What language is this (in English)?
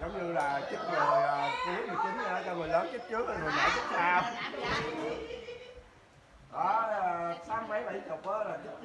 Vietnamese